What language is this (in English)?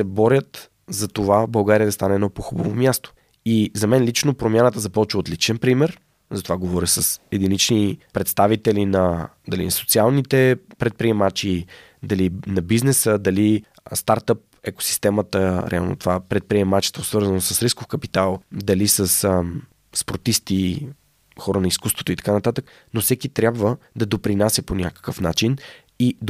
Bulgarian